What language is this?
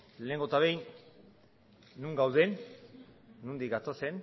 Basque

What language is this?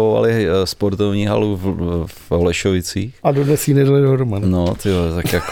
Czech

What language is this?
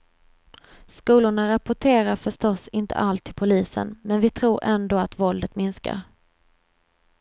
Swedish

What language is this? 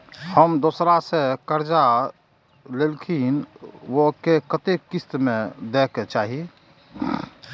Maithili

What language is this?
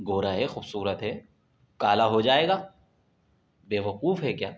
Urdu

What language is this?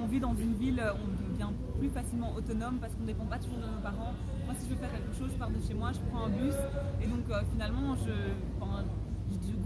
French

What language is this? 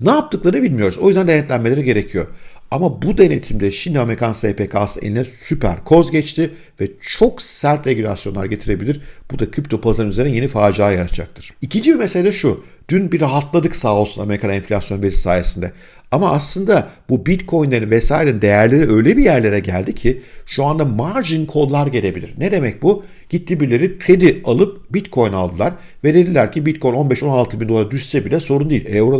Turkish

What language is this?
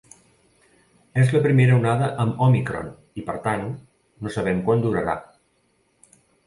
Catalan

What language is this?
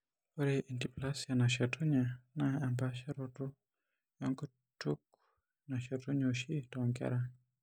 Masai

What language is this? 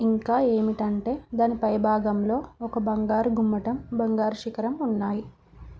Telugu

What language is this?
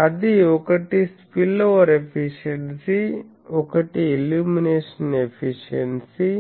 Telugu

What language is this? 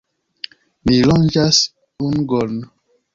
Esperanto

